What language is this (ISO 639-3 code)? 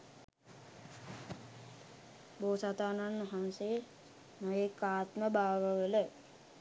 sin